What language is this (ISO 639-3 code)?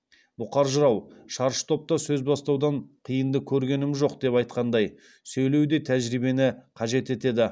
kaz